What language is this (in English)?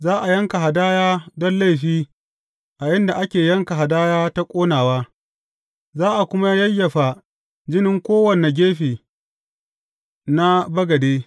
Hausa